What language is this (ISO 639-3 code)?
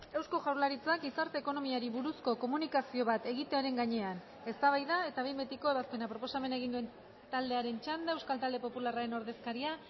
eus